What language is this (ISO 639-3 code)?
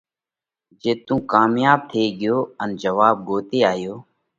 kvx